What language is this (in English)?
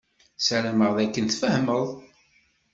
Kabyle